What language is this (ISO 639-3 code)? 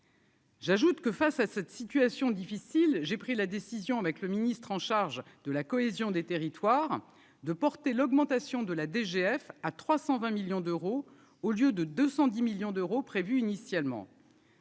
fra